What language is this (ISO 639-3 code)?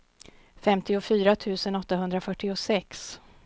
swe